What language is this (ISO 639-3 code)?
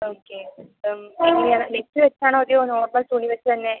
mal